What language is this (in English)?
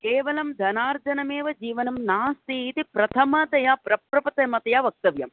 Sanskrit